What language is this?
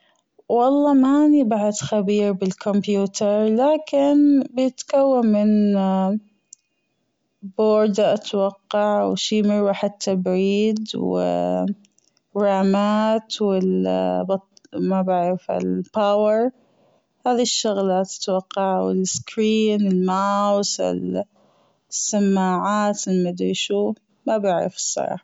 Gulf Arabic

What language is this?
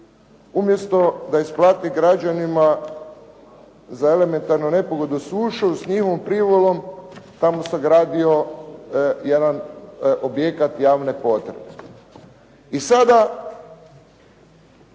Croatian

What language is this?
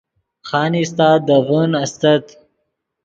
Yidgha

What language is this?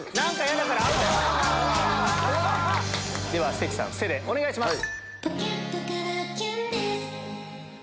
Japanese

